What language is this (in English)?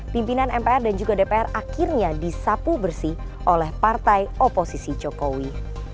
Indonesian